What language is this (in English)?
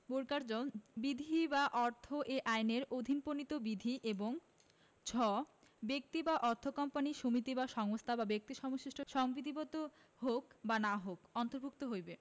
Bangla